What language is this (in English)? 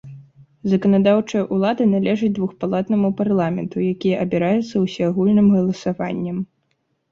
Belarusian